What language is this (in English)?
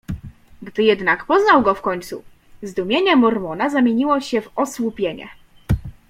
Polish